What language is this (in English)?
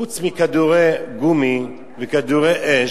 Hebrew